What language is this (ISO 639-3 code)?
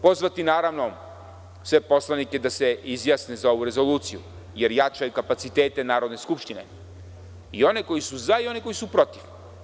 srp